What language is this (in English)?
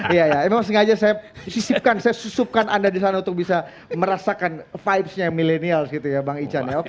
Indonesian